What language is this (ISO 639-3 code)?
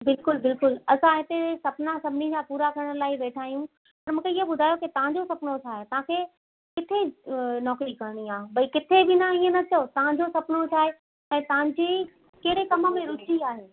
snd